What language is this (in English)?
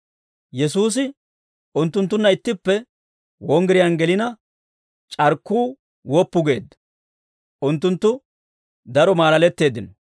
Dawro